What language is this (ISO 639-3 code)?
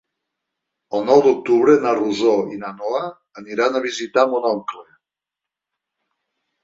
cat